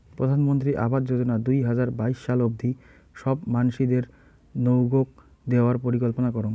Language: Bangla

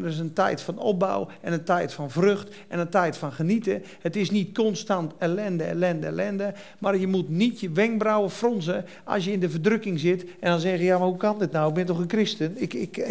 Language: Dutch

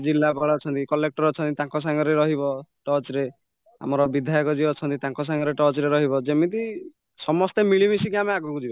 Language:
Odia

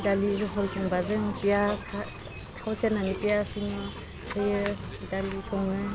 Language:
Bodo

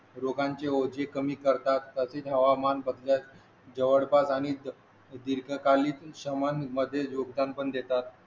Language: Marathi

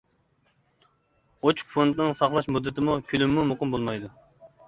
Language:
Uyghur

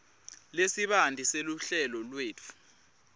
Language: Swati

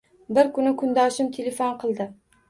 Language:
Uzbek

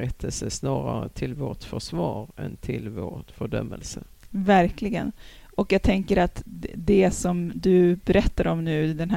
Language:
Swedish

